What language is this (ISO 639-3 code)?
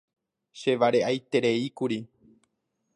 grn